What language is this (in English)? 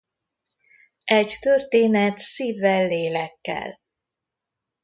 Hungarian